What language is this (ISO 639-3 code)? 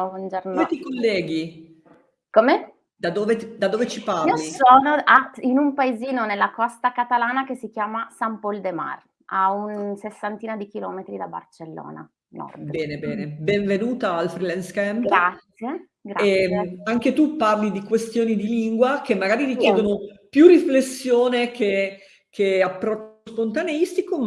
ita